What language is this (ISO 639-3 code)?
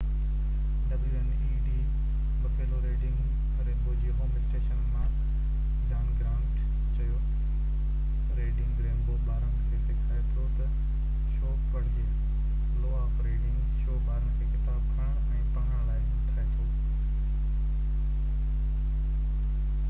snd